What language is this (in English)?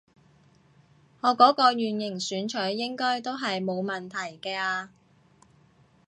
Cantonese